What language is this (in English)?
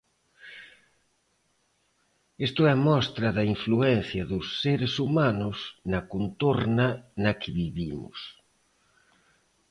Galician